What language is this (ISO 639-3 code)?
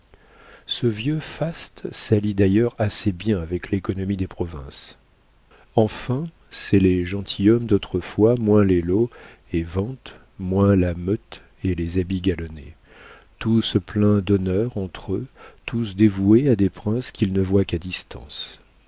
fra